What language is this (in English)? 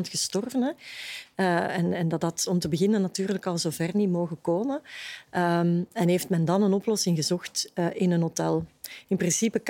Dutch